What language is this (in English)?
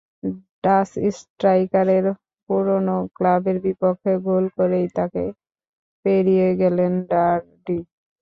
Bangla